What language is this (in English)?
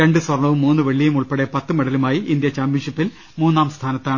Malayalam